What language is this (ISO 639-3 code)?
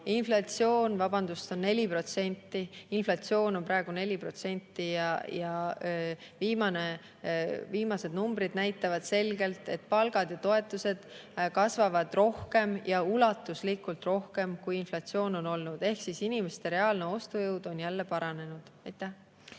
est